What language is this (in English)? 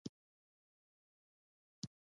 Pashto